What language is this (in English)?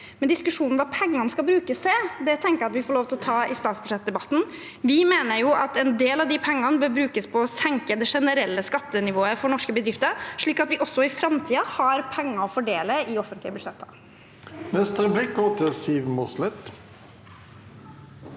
Norwegian